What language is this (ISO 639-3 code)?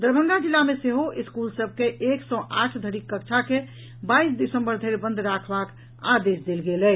mai